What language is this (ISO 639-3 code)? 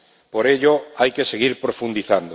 spa